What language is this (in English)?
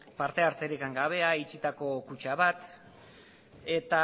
Basque